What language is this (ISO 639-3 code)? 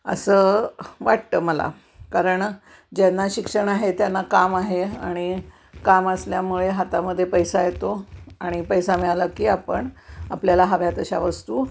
mar